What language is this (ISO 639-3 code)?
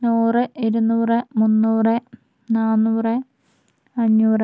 mal